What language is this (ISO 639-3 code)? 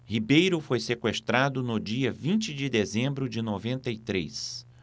por